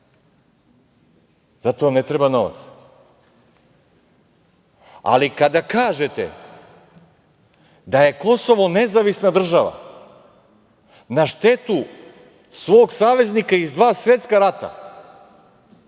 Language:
Serbian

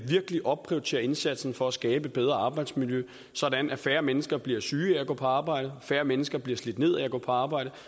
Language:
Danish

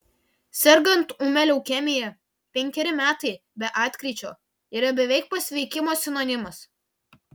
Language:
Lithuanian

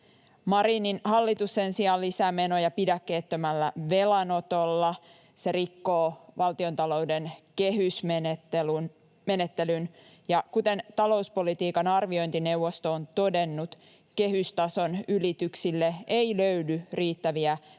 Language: Finnish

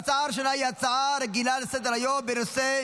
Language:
Hebrew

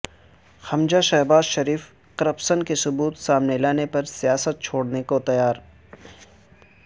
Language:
Urdu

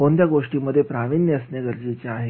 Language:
Marathi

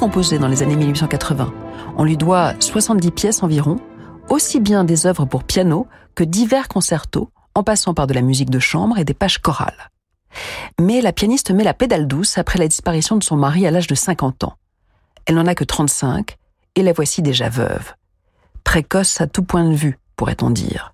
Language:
French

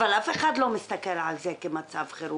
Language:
Hebrew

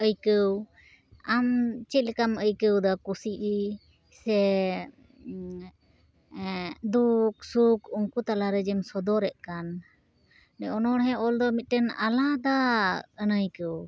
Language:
Santali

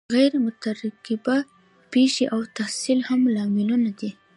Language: Pashto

